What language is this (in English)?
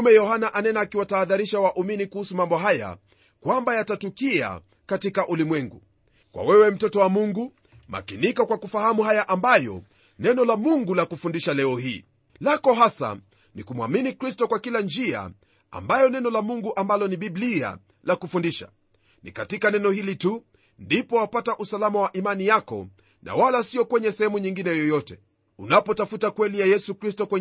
Swahili